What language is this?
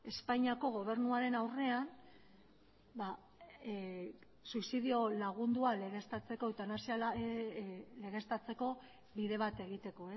Basque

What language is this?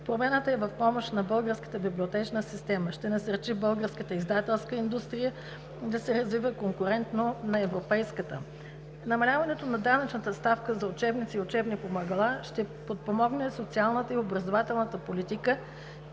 Bulgarian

